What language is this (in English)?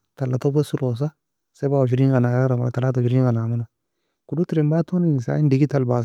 Nobiin